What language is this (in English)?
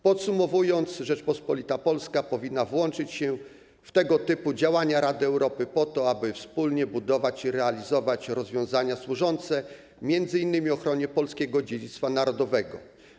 Polish